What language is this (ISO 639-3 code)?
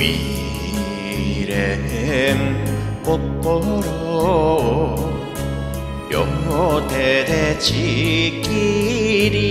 jpn